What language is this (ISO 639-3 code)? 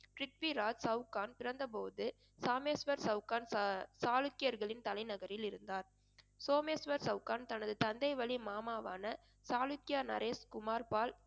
tam